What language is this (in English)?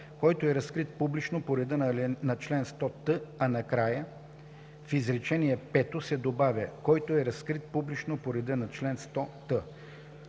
Bulgarian